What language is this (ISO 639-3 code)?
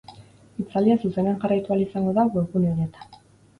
eus